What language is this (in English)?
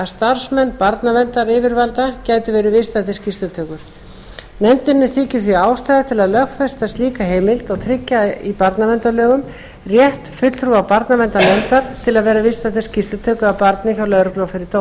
Icelandic